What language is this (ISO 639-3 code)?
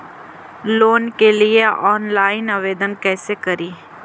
mag